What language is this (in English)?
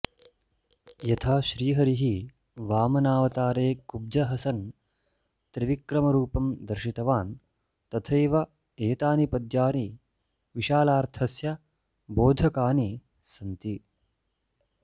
Sanskrit